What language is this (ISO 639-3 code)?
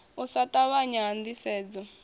ven